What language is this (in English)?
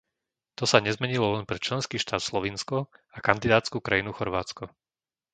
Slovak